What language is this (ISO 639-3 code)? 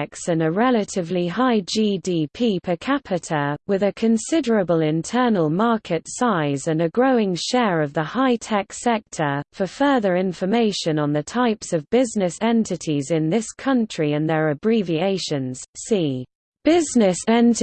eng